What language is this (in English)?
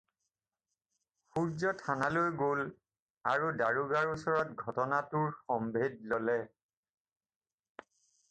Assamese